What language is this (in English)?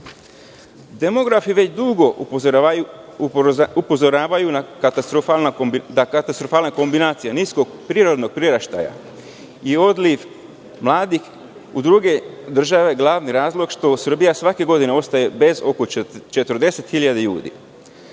Serbian